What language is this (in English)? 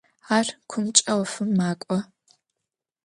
Adyghe